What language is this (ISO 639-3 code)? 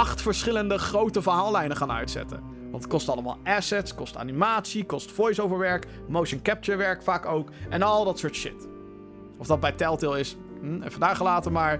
nld